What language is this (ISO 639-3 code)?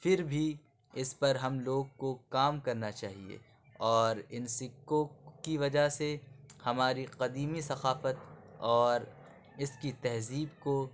urd